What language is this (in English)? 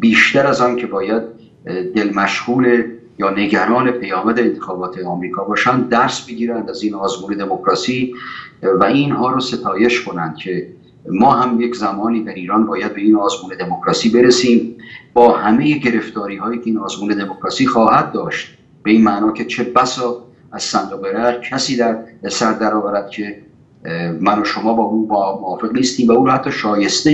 Persian